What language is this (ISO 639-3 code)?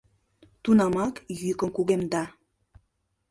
chm